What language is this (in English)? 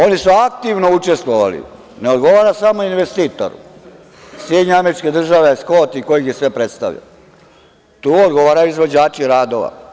Serbian